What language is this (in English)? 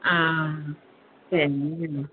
Konkani